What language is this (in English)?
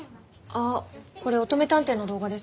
Japanese